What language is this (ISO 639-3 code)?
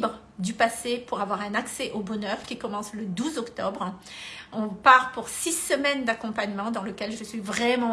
fra